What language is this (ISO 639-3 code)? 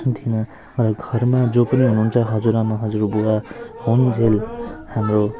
nep